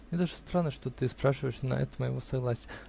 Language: Russian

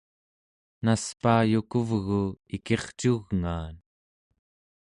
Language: Central Yupik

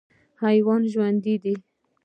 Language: Pashto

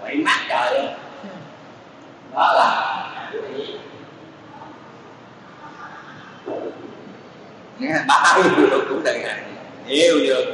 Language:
Vietnamese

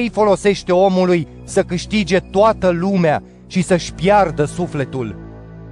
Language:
Romanian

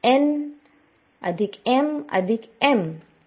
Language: Marathi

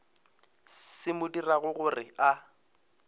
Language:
Northern Sotho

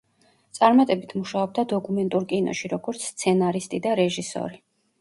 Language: Georgian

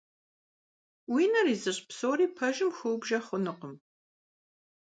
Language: Kabardian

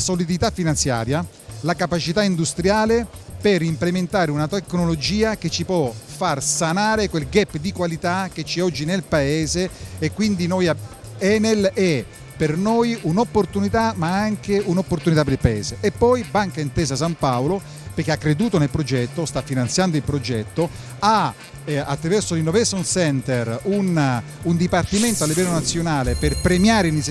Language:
Italian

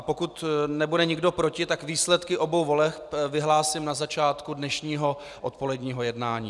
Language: Czech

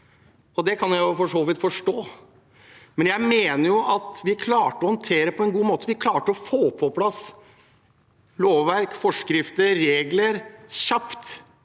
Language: Norwegian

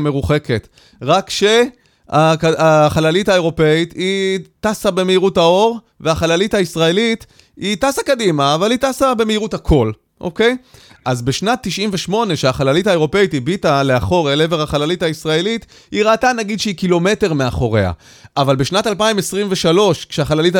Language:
Hebrew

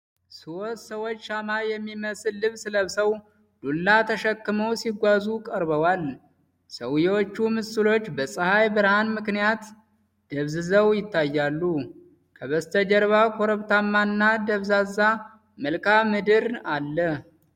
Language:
Amharic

